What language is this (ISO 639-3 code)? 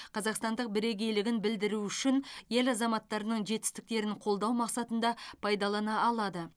kaz